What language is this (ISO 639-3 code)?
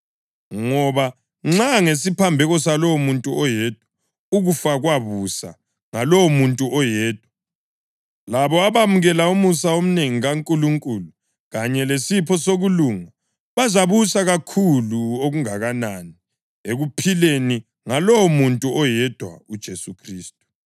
nde